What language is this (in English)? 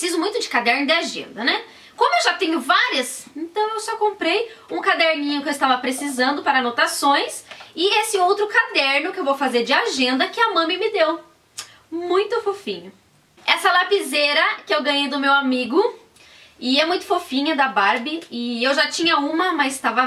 Portuguese